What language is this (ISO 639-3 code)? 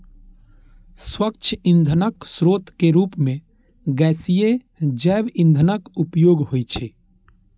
mai